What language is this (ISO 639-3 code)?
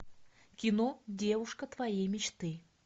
rus